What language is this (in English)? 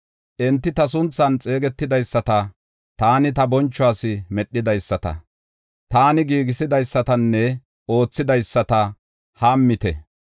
Gofa